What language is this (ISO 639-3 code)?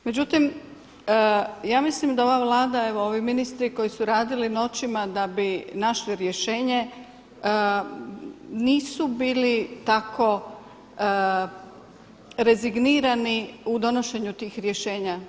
hrv